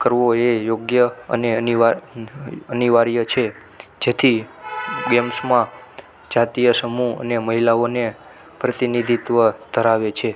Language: Gujarati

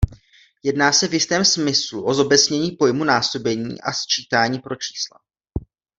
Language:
Czech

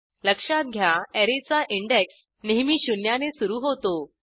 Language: Marathi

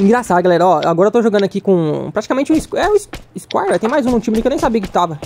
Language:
Portuguese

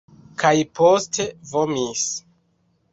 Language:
Esperanto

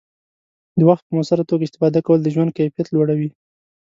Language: Pashto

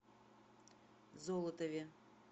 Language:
Russian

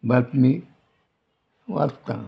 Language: Konkani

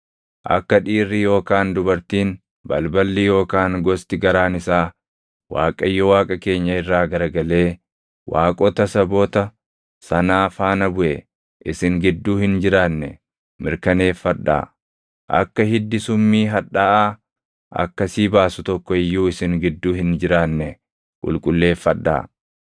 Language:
Oromo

